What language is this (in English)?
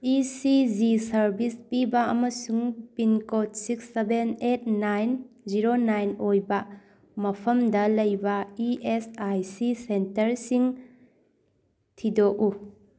Manipuri